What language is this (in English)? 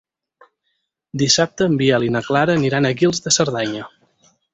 Catalan